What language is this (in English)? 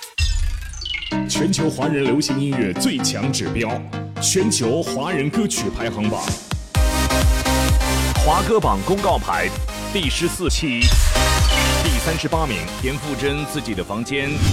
Chinese